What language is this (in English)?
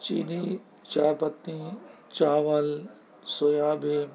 Urdu